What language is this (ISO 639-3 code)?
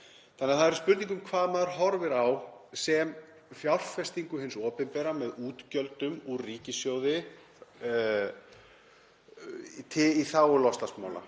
isl